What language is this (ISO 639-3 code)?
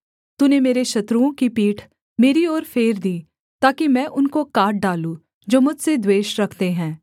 hin